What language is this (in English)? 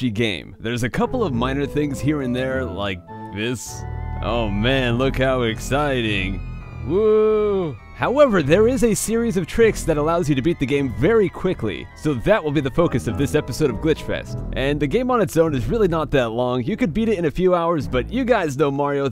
English